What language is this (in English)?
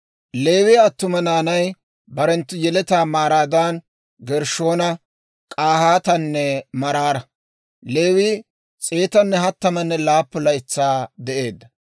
Dawro